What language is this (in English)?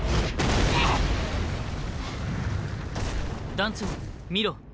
Japanese